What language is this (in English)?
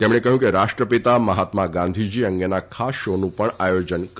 Gujarati